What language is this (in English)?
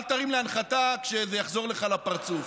Hebrew